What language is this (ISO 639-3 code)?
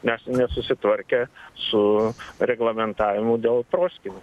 lit